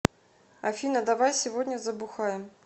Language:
Russian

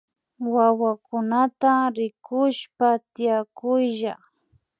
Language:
Imbabura Highland Quichua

